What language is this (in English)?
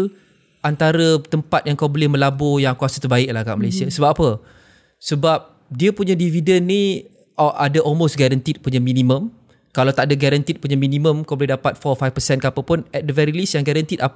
Malay